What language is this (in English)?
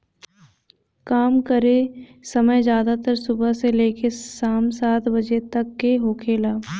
Bhojpuri